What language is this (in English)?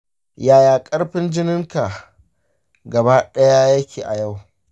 Hausa